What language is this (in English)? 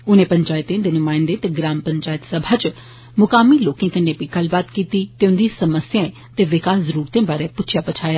Dogri